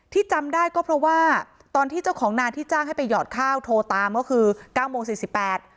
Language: Thai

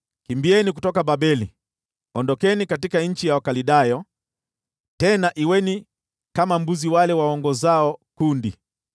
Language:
Swahili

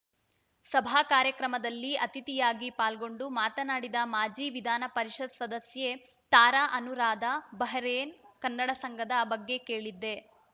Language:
Kannada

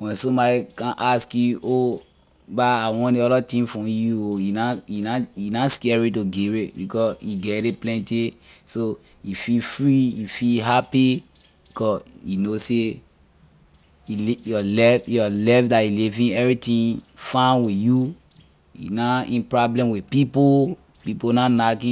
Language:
Liberian English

